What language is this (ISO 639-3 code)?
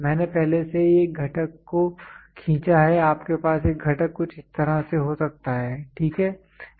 hin